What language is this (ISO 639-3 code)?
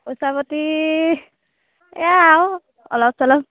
asm